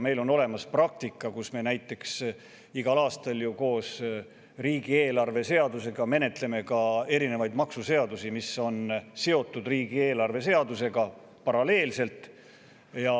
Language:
Estonian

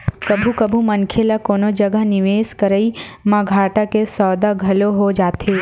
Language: Chhattisgarhi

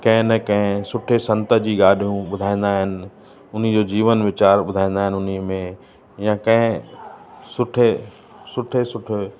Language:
Sindhi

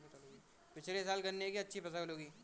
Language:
Hindi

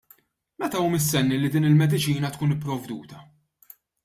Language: Maltese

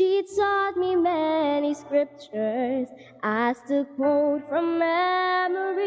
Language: English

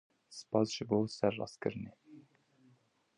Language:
Kurdish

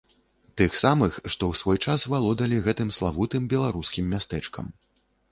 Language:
Belarusian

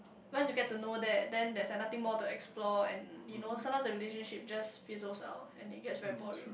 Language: English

